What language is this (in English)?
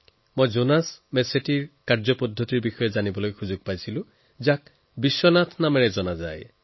Assamese